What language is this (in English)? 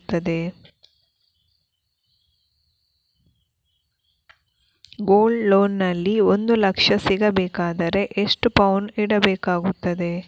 Kannada